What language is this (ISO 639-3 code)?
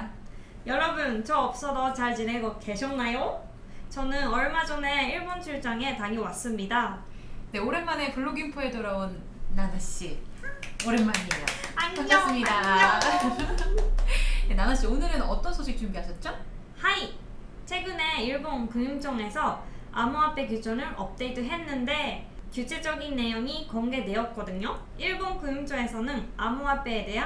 kor